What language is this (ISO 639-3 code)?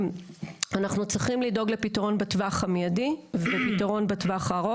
heb